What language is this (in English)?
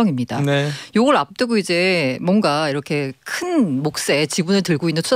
Korean